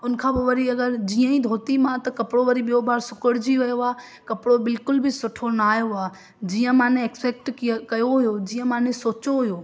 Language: Sindhi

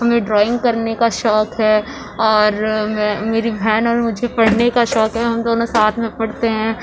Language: Urdu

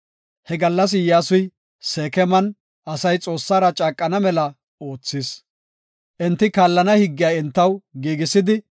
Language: Gofa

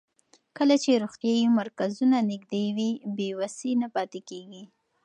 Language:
Pashto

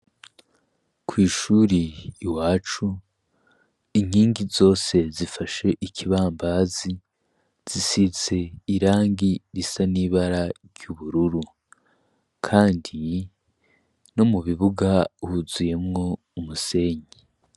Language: Rundi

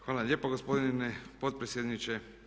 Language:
Croatian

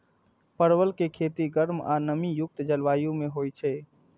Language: Maithili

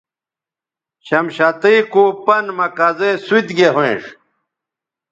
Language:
Bateri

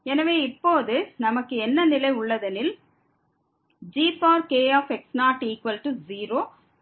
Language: Tamil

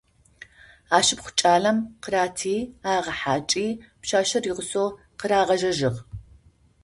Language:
Adyghe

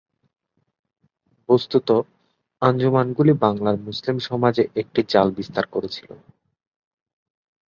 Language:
Bangla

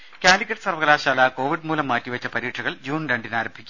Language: Malayalam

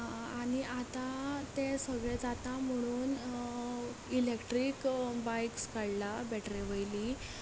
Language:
Konkani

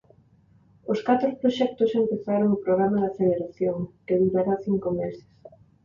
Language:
Galician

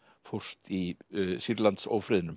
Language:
Icelandic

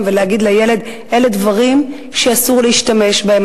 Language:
Hebrew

